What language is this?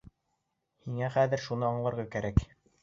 Bashkir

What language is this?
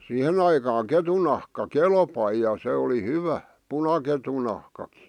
Finnish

